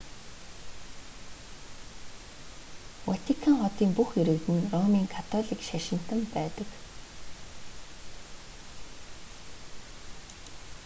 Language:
Mongolian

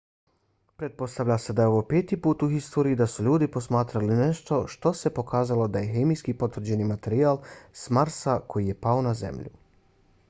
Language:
Bosnian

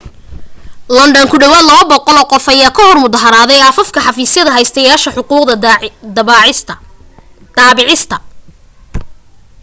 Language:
Somali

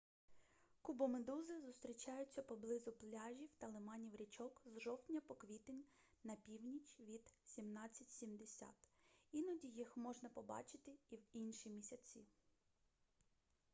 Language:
Ukrainian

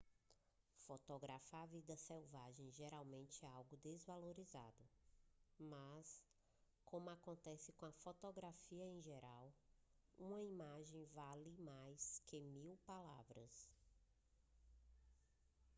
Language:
Portuguese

